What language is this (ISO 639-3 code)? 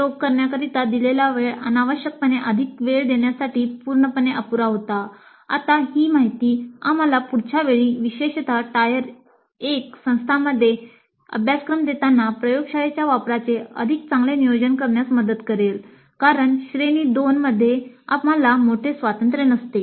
mar